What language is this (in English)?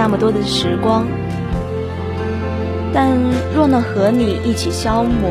Chinese